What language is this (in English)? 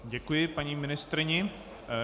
Czech